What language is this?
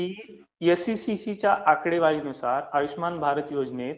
Marathi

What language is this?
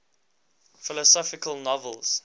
English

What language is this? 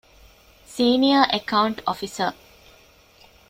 Divehi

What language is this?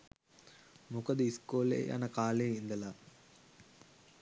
Sinhala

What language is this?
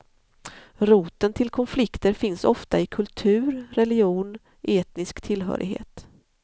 Swedish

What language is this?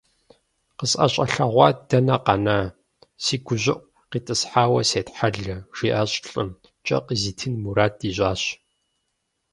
Kabardian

